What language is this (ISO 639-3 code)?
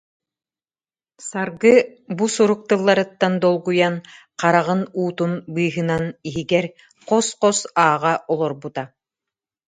sah